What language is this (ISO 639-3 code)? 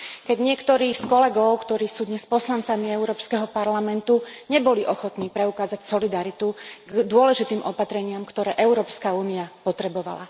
slk